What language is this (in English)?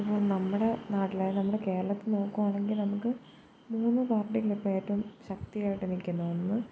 Malayalam